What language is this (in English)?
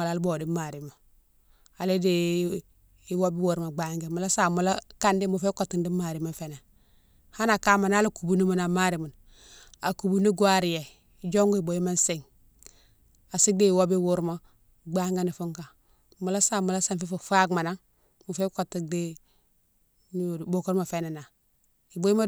Mansoanka